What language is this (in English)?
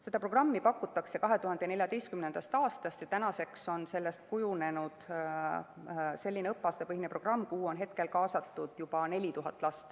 Estonian